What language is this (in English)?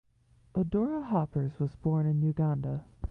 English